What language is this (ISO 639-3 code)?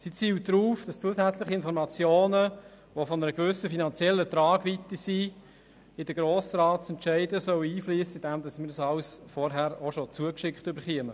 gsw